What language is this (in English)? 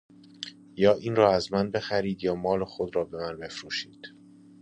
Persian